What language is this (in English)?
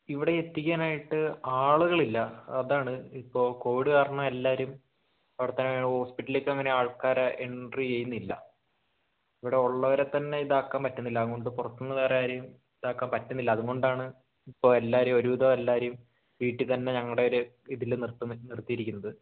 Malayalam